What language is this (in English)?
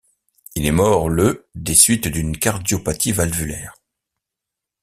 French